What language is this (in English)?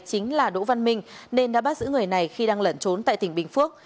Vietnamese